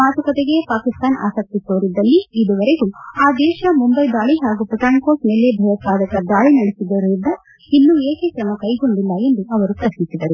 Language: Kannada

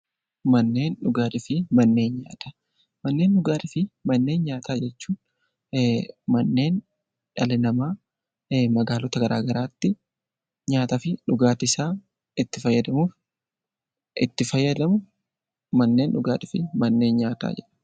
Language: Oromo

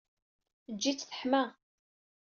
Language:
Kabyle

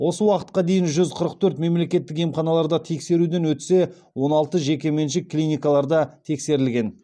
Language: Kazakh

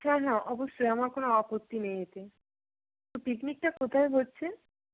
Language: Bangla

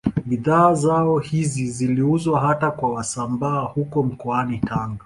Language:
Swahili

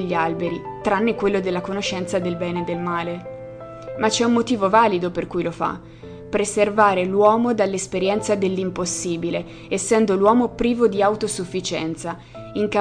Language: Italian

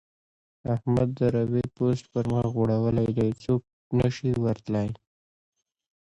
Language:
Pashto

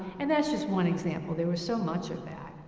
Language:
English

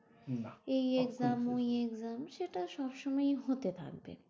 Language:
Bangla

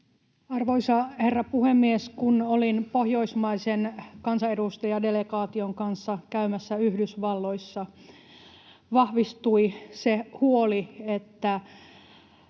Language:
Finnish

